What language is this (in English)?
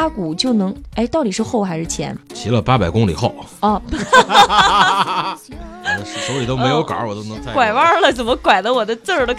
Chinese